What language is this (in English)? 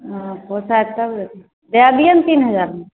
Maithili